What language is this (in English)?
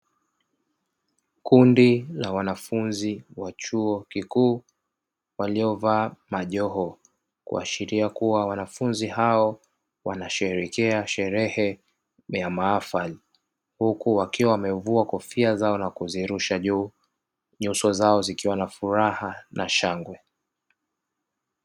Swahili